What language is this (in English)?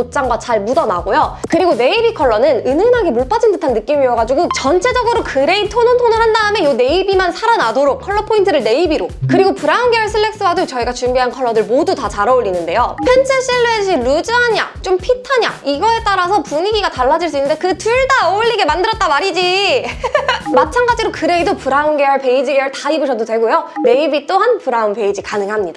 Korean